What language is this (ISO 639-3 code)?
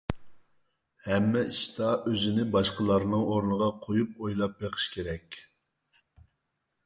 uig